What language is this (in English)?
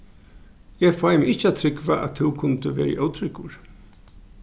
Faroese